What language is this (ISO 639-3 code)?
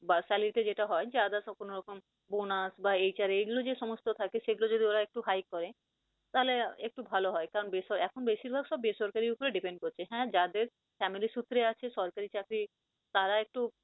ben